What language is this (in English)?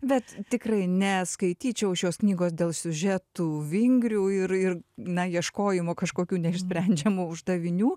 Lithuanian